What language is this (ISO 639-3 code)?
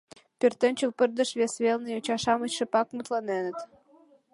chm